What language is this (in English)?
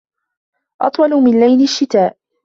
Arabic